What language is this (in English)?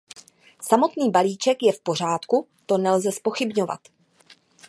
Czech